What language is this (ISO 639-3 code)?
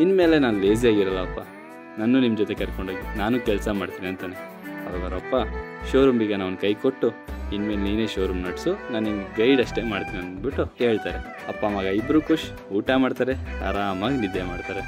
kan